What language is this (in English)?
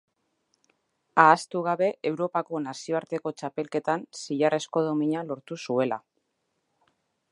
Basque